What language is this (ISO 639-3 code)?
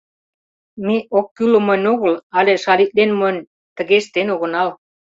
chm